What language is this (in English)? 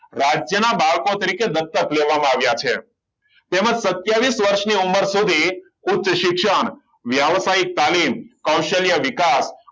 Gujarati